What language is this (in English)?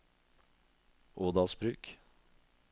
Norwegian